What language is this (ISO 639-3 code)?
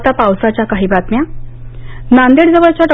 mar